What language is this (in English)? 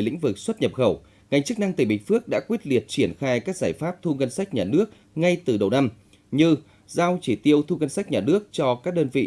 Vietnamese